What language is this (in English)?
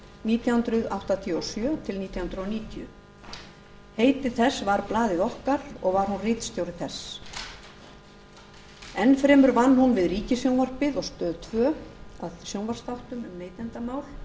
Icelandic